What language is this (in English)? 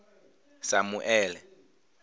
Venda